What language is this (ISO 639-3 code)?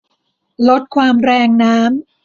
tha